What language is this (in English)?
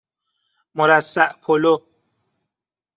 Persian